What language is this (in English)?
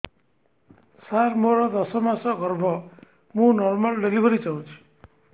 Odia